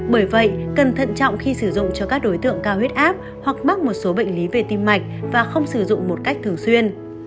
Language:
Vietnamese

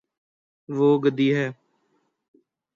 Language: Urdu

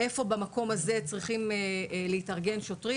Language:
Hebrew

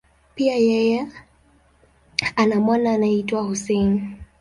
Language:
Swahili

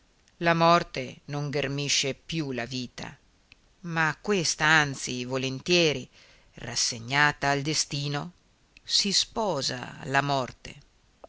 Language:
Italian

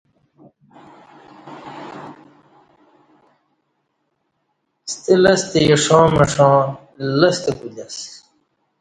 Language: Kati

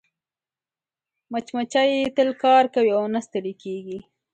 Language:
Pashto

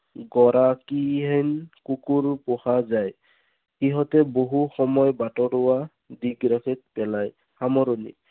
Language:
Assamese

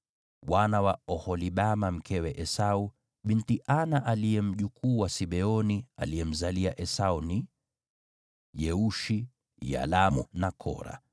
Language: Swahili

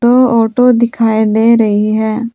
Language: Hindi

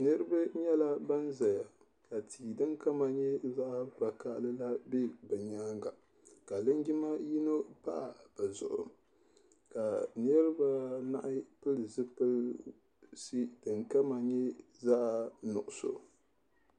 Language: Dagbani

